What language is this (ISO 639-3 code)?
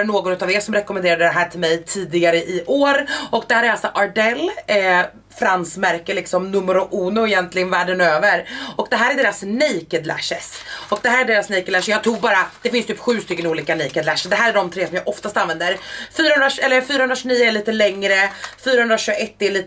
swe